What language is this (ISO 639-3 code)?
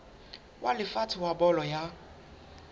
sot